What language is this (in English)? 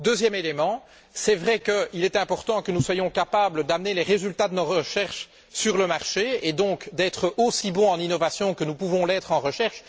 French